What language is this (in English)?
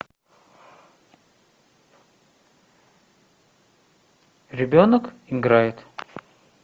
Russian